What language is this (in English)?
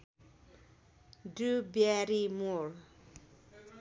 Nepali